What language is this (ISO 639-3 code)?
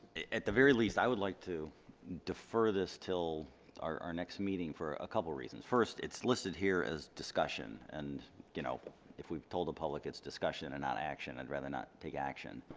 eng